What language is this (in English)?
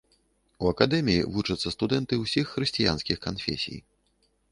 Belarusian